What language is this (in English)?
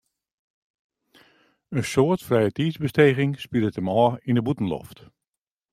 Western Frisian